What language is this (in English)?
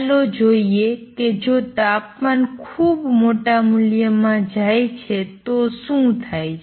Gujarati